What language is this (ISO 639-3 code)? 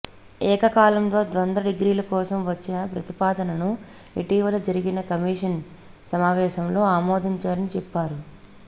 tel